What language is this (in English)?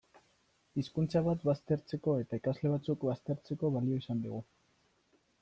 Basque